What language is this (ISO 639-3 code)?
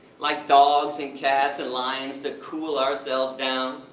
eng